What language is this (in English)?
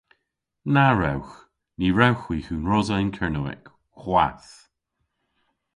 Cornish